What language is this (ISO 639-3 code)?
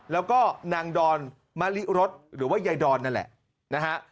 tha